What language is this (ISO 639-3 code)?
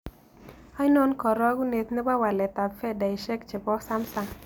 kln